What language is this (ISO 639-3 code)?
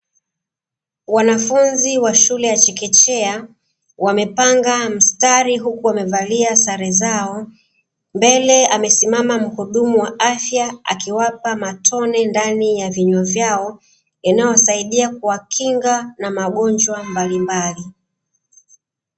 swa